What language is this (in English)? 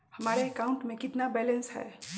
Magahi